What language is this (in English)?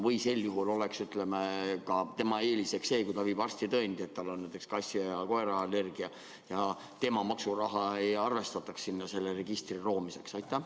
Estonian